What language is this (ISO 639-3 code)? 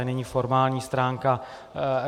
ces